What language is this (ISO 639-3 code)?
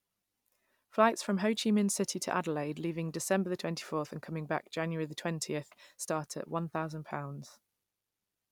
eng